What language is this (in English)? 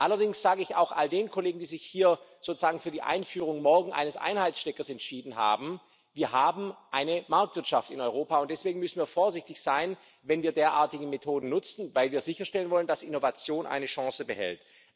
German